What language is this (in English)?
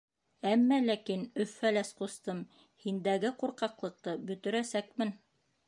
Bashkir